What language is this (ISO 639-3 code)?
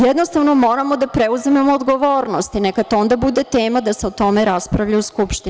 srp